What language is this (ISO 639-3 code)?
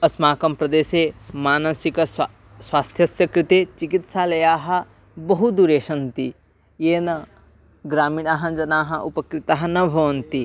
san